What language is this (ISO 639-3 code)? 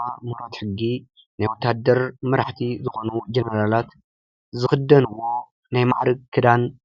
tir